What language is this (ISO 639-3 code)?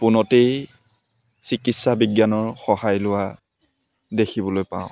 asm